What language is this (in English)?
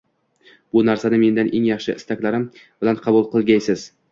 Uzbek